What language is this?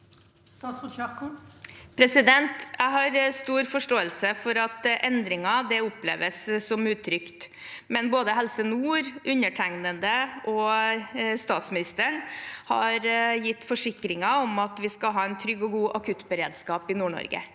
Norwegian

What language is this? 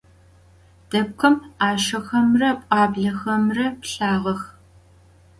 Adyghe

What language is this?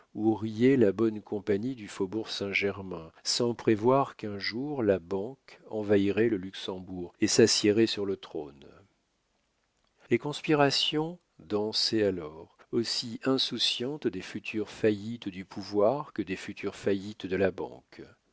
French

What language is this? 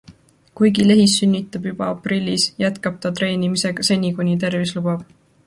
Estonian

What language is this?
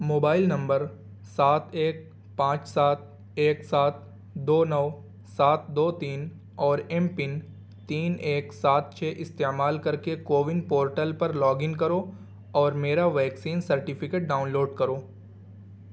Urdu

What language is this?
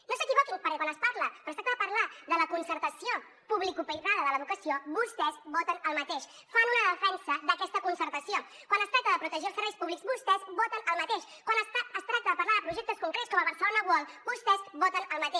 Catalan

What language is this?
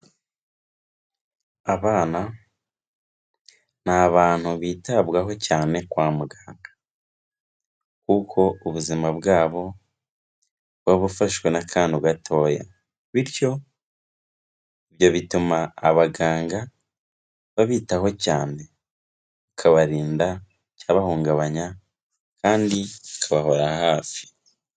Kinyarwanda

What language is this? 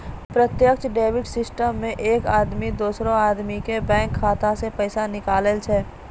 Maithili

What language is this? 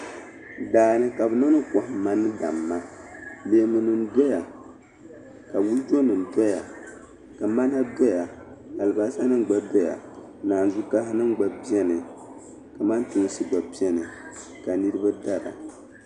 Dagbani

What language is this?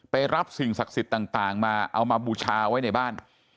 Thai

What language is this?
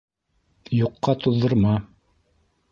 Bashkir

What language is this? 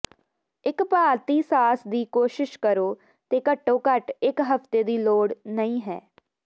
Punjabi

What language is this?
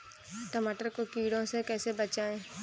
Hindi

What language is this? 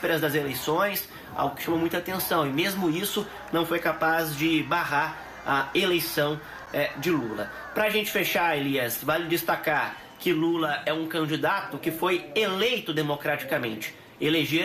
Portuguese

